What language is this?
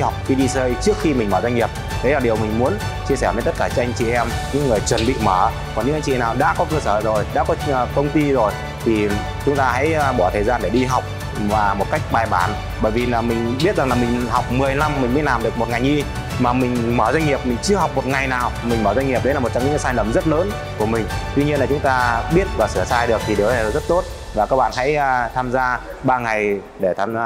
Vietnamese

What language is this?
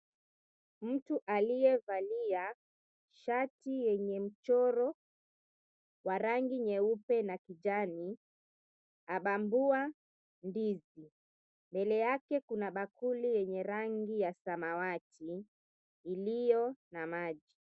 Swahili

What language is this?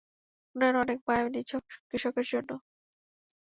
Bangla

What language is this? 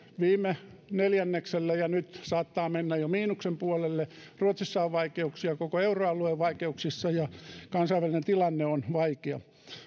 Finnish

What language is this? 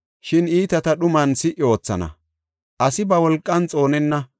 Gofa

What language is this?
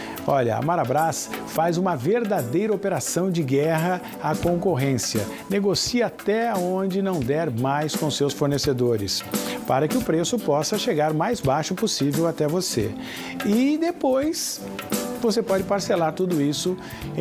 Portuguese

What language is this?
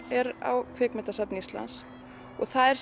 Icelandic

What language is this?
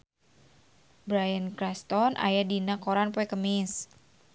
Sundanese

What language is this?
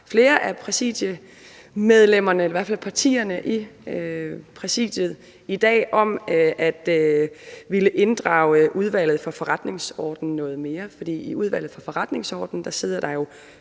Danish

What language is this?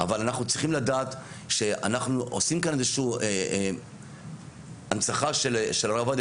Hebrew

